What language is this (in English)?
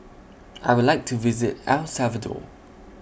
English